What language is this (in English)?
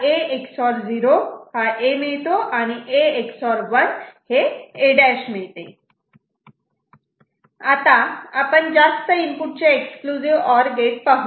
Marathi